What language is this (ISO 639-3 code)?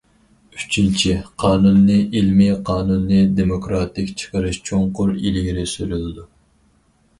uig